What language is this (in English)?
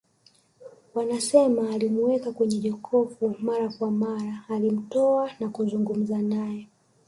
Swahili